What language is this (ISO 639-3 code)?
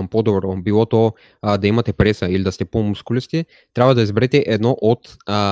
bul